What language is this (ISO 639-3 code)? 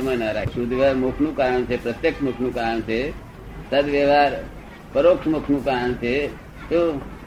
guj